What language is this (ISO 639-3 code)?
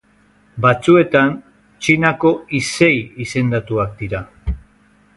eus